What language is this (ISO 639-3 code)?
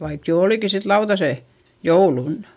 fin